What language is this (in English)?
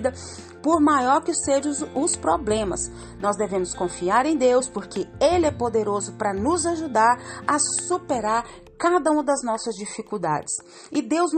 Portuguese